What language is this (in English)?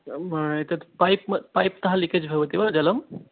Sanskrit